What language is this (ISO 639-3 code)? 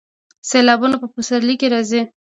pus